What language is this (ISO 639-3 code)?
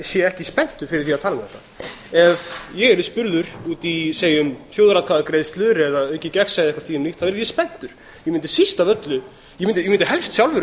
isl